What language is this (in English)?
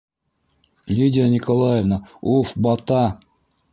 Bashkir